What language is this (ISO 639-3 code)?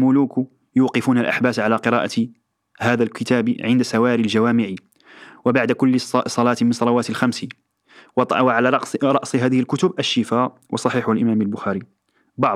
ara